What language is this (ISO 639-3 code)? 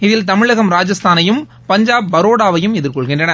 tam